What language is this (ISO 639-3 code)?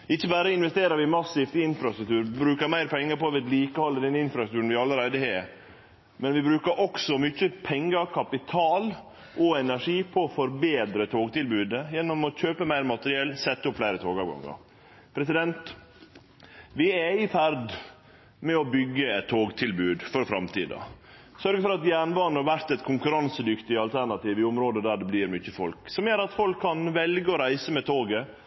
nno